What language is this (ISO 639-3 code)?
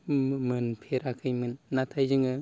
brx